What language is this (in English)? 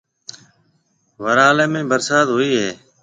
Marwari (Pakistan)